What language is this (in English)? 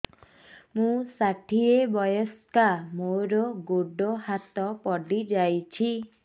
Odia